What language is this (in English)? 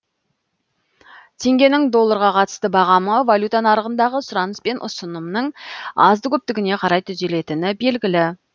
Kazakh